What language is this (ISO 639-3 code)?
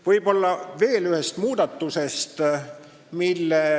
est